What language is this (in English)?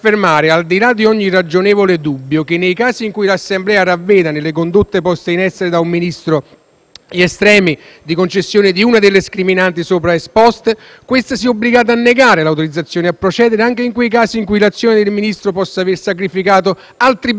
Italian